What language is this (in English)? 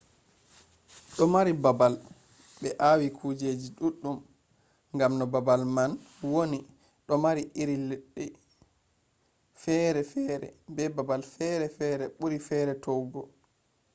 Fula